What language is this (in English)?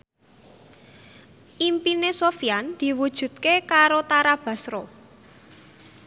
Javanese